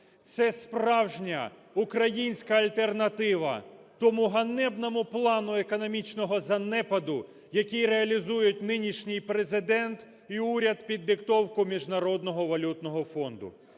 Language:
Ukrainian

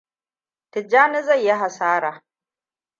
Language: Hausa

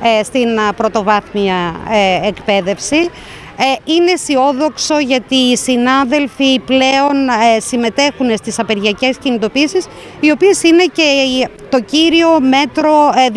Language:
Greek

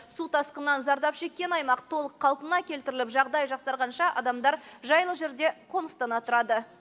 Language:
Kazakh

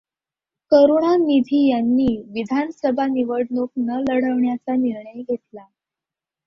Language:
Marathi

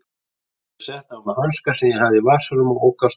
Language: Icelandic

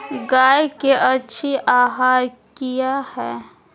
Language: Magahi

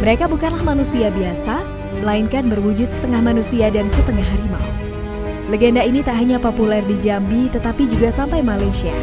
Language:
Indonesian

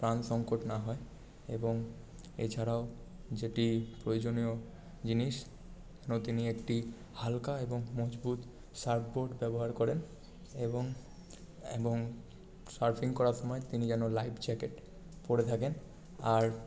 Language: Bangla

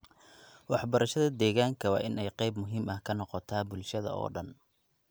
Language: Somali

